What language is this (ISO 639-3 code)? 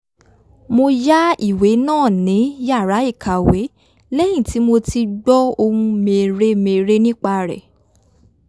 yor